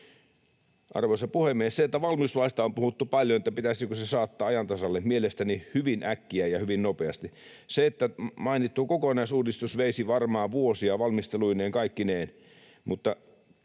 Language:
Finnish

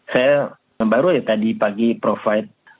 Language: Indonesian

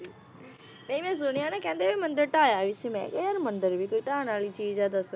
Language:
Punjabi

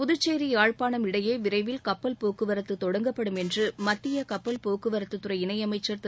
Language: Tamil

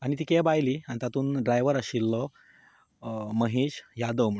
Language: Konkani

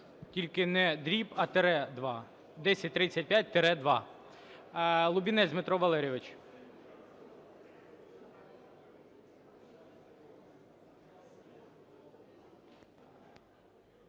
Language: Ukrainian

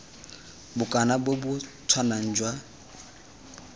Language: Tswana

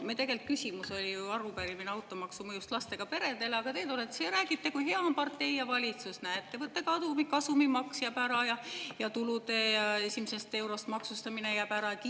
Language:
Estonian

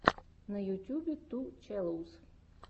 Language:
Russian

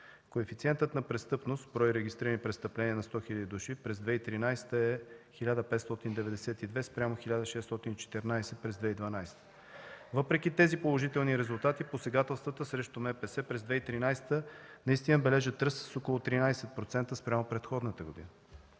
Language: Bulgarian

